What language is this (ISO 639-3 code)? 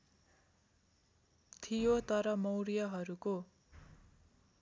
nep